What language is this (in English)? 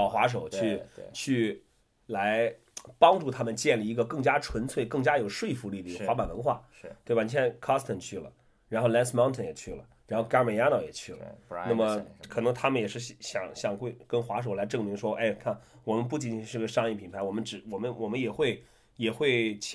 Chinese